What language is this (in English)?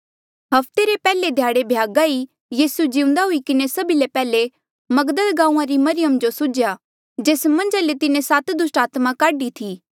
Mandeali